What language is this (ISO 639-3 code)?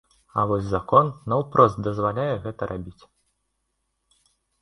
bel